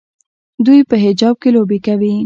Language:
Pashto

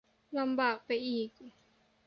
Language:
Thai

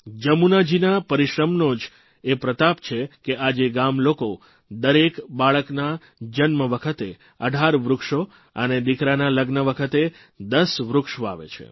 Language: Gujarati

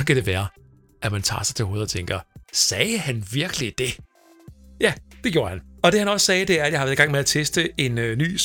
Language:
Danish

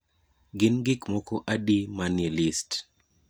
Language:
Luo (Kenya and Tanzania)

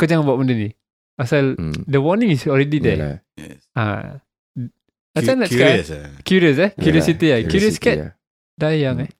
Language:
Malay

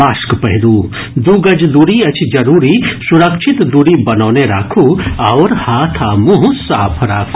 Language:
Maithili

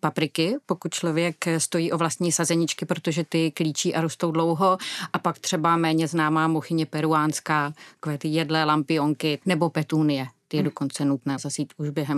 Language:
Czech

